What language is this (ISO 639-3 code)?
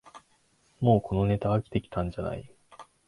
jpn